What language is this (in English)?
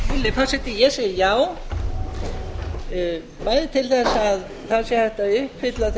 Icelandic